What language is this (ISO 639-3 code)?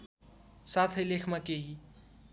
nep